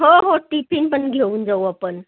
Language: Marathi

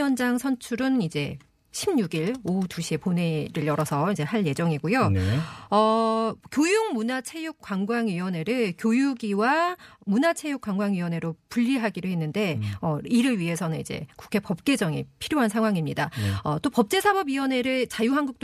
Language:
Korean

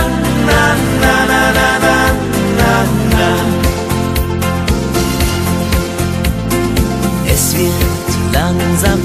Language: Bulgarian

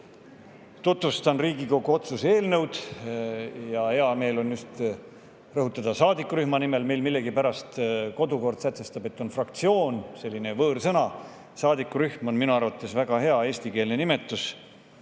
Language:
Estonian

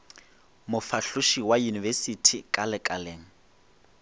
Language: Northern Sotho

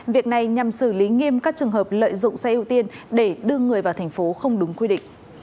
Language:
Vietnamese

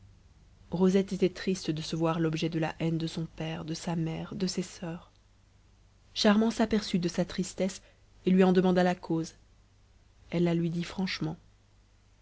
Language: French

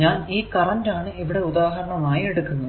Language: Malayalam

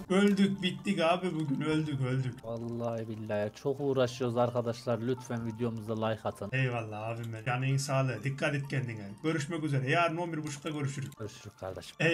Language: Turkish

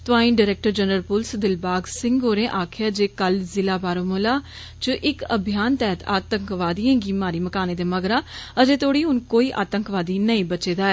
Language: Dogri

